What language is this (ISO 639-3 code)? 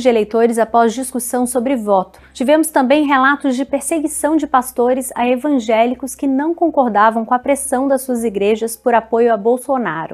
por